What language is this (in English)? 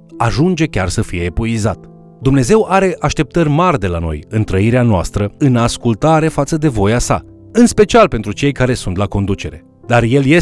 Romanian